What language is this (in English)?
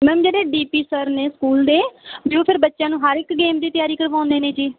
Punjabi